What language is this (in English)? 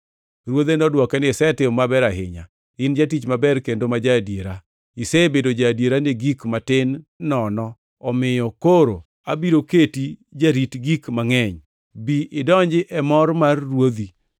Luo (Kenya and Tanzania)